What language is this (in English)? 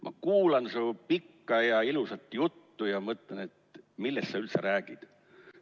Estonian